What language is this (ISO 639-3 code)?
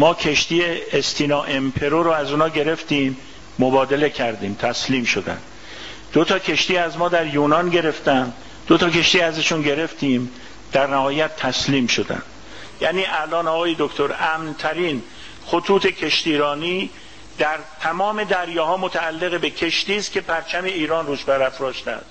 fas